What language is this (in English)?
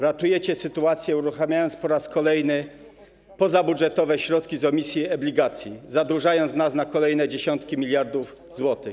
Polish